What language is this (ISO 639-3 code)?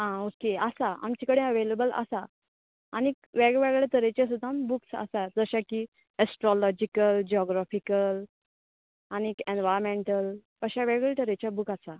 kok